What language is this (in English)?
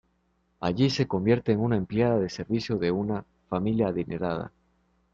Spanish